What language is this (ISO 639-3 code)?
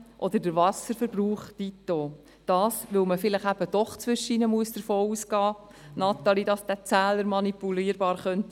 gsw